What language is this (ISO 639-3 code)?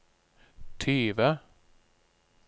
nor